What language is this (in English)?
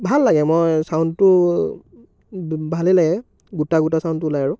Assamese